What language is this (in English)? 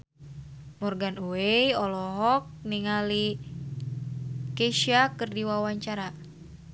Sundanese